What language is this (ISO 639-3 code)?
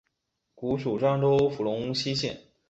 zho